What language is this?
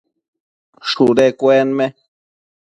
Matsés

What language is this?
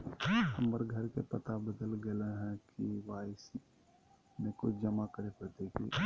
Magahi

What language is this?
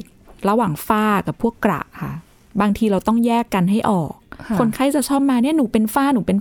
Thai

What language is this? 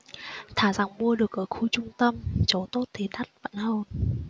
Vietnamese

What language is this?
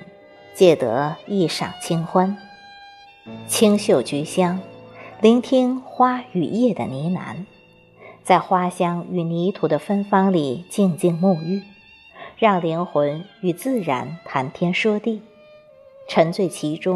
Chinese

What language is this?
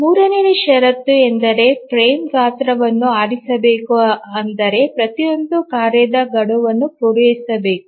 Kannada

